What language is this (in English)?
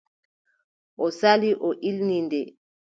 Adamawa Fulfulde